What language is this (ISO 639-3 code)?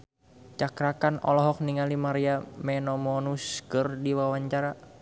sun